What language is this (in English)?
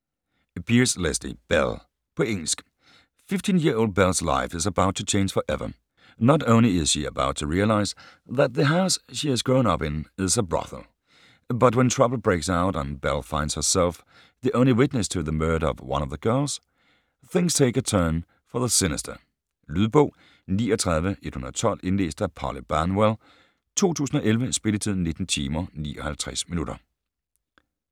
Danish